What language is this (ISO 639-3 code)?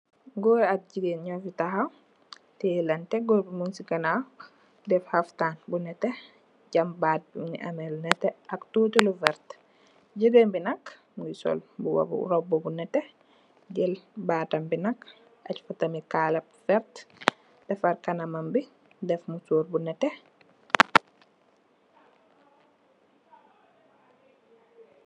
wol